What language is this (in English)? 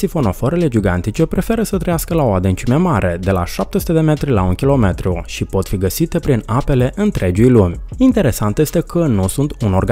Romanian